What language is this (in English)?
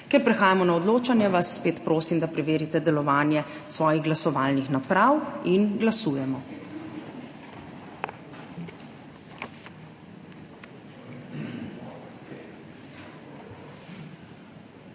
Slovenian